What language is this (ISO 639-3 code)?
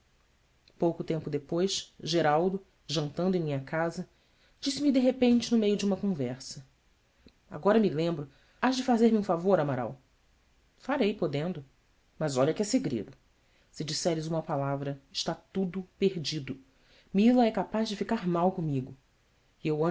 por